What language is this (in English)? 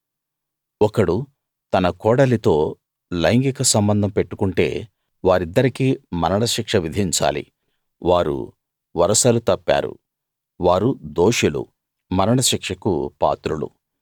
Telugu